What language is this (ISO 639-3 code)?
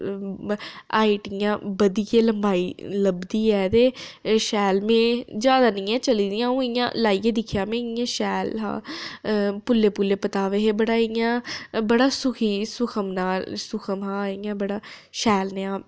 doi